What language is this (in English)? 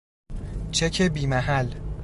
Persian